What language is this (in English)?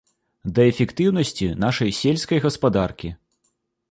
Belarusian